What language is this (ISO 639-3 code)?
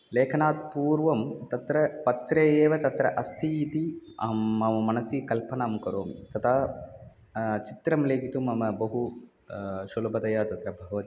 san